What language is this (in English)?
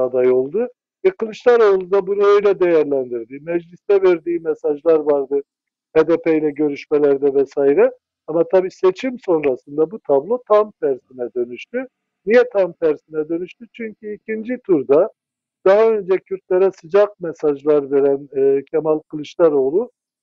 Turkish